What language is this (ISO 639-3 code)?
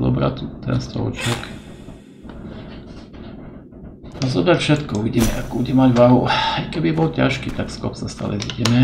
slk